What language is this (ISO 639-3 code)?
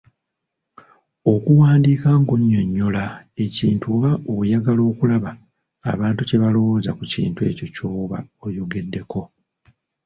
lug